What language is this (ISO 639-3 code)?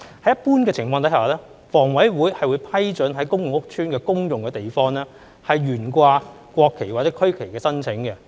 yue